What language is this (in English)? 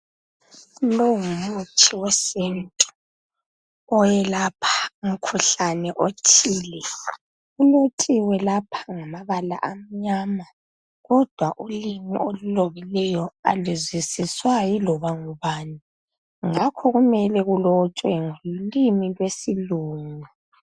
North Ndebele